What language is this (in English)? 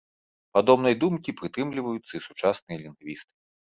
Belarusian